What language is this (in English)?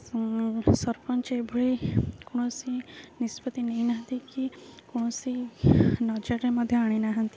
Odia